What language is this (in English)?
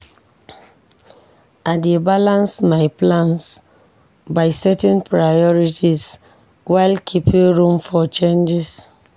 Nigerian Pidgin